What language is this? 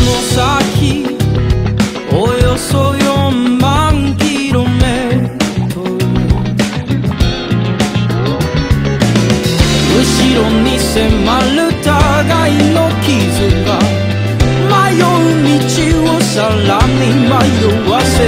Romanian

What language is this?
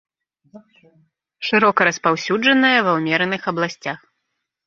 Belarusian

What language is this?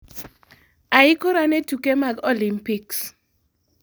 Luo (Kenya and Tanzania)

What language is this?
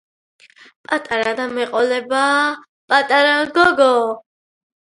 Georgian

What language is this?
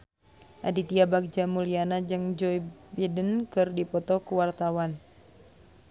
Sundanese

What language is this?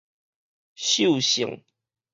Min Nan Chinese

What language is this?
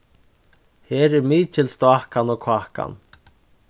Faroese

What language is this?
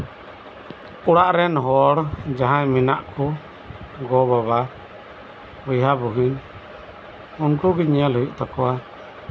Santali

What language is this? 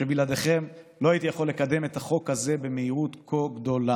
Hebrew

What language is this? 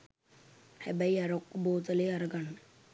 Sinhala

